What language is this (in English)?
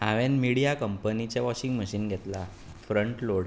Konkani